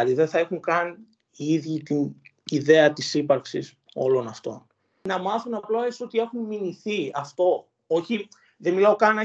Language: Greek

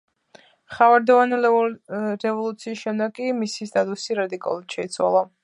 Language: Georgian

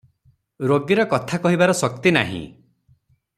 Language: Odia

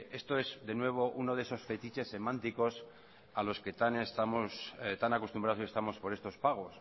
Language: Spanish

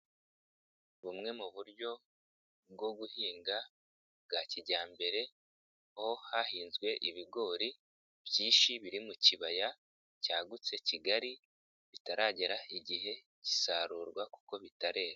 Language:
Kinyarwanda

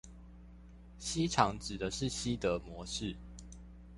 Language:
Chinese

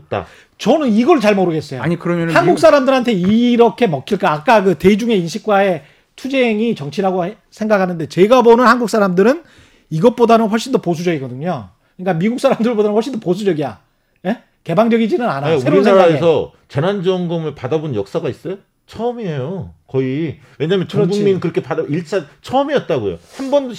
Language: Korean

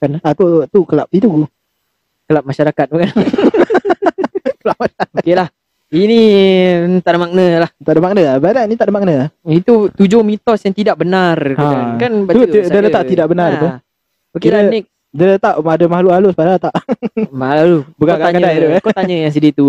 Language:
Malay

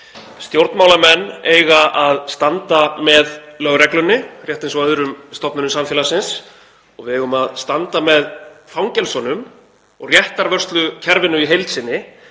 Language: Icelandic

